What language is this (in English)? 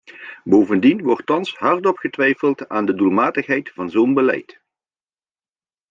Dutch